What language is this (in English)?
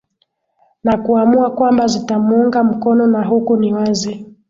Swahili